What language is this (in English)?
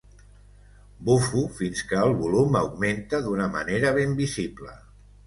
Catalan